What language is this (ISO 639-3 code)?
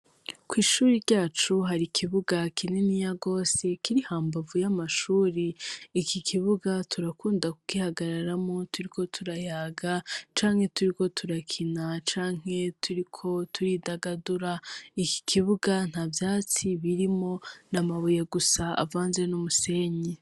run